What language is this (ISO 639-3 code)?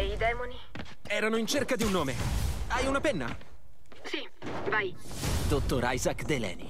ita